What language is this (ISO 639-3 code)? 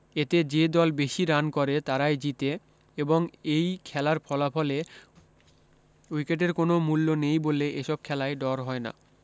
ben